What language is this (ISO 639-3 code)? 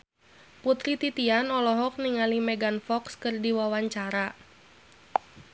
sun